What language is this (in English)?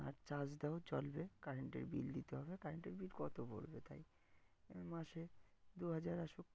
Bangla